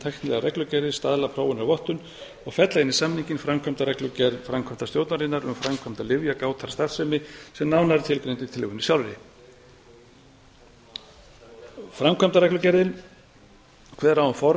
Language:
Icelandic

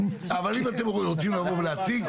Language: Hebrew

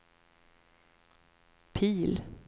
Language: Swedish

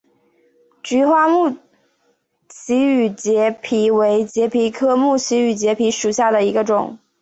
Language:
Chinese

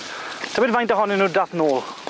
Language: Welsh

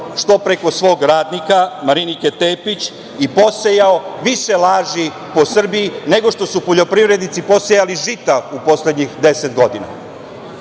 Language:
Serbian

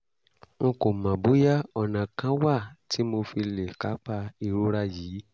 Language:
Yoruba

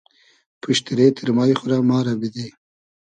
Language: Hazaragi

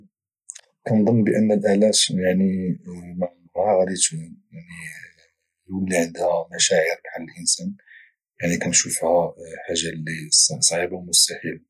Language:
Moroccan Arabic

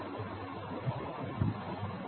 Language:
Tamil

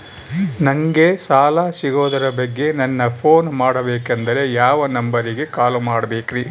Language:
Kannada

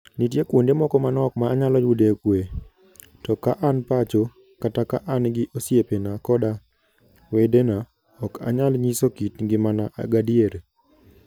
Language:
Luo (Kenya and Tanzania)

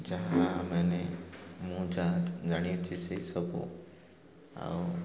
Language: Odia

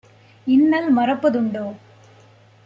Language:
Tamil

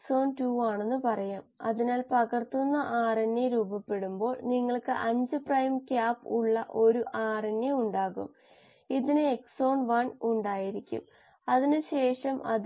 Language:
Malayalam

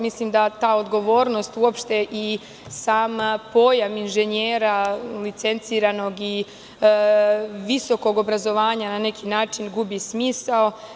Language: Serbian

